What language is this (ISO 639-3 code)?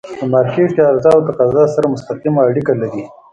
pus